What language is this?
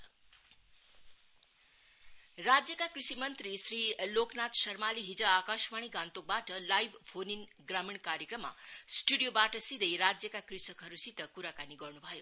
Nepali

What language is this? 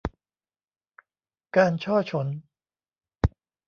Thai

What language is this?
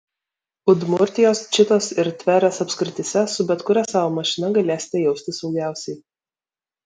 Lithuanian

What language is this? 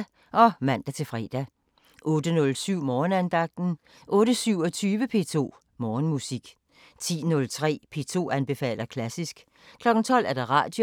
Danish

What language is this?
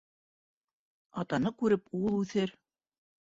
Bashkir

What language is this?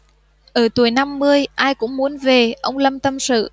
Vietnamese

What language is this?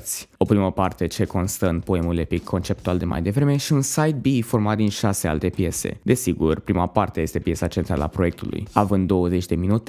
Romanian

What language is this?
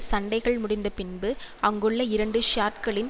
Tamil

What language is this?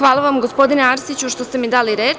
Serbian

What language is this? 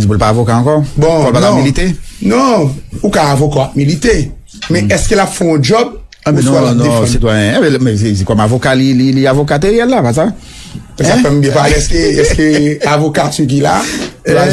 French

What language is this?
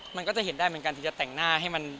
Thai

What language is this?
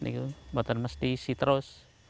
Indonesian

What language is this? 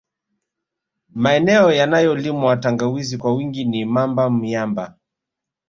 Swahili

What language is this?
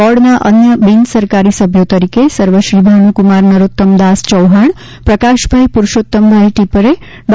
Gujarati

